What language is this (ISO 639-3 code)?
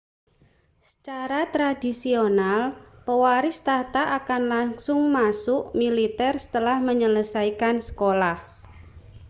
ind